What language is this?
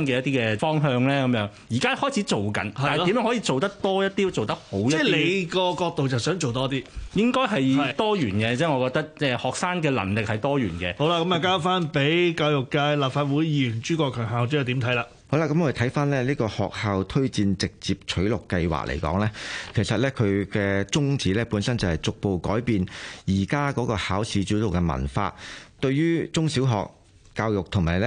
Chinese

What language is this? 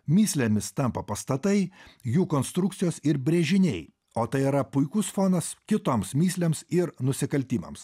Lithuanian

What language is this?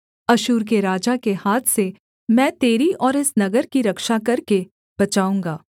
Hindi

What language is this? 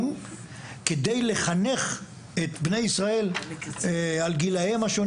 Hebrew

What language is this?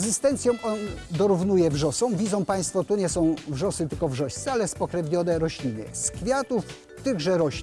Polish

